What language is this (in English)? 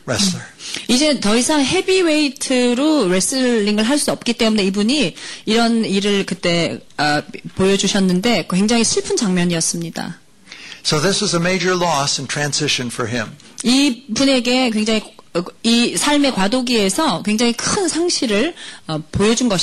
Korean